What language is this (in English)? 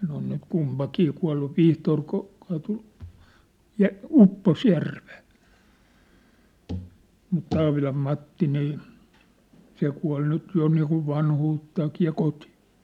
Finnish